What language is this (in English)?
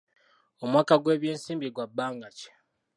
Ganda